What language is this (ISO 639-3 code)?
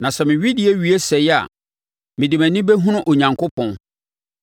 aka